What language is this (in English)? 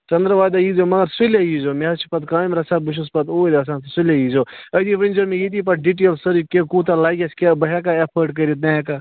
Kashmiri